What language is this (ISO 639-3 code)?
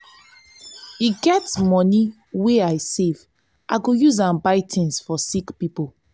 pcm